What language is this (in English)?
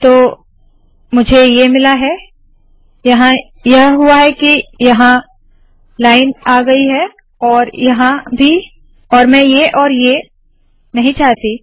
Hindi